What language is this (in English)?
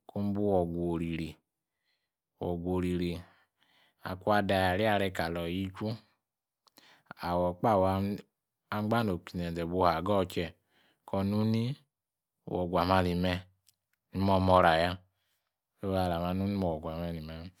Yace